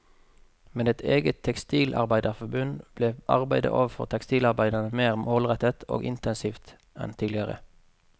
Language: Norwegian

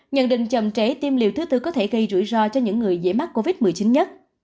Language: Vietnamese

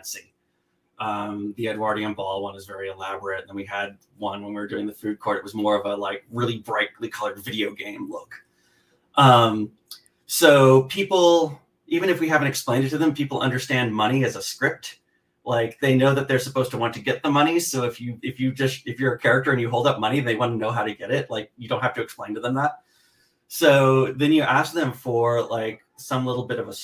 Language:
English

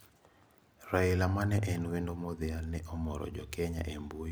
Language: Luo (Kenya and Tanzania)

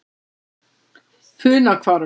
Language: Icelandic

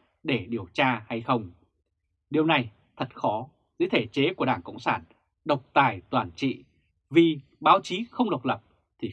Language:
Vietnamese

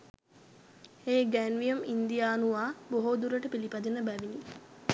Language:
Sinhala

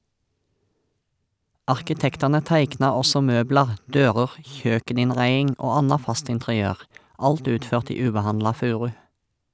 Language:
Norwegian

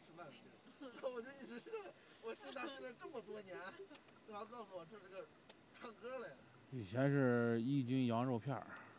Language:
Chinese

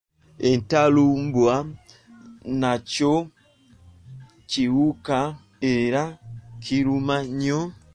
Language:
Ganda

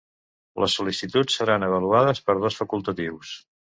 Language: Catalan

